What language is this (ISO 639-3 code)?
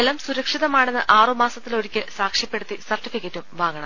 mal